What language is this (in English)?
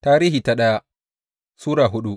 Hausa